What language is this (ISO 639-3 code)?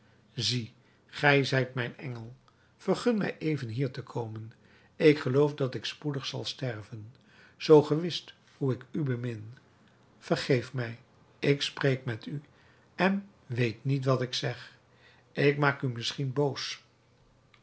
nld